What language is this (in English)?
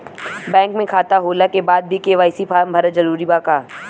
Bhojpuri